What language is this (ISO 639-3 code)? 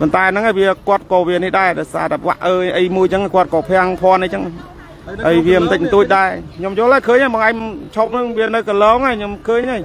tha